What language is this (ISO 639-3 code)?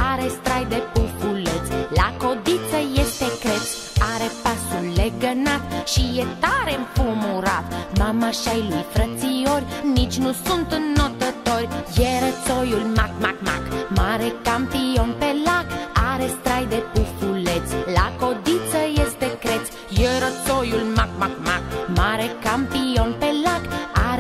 ron